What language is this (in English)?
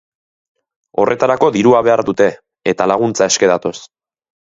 Basque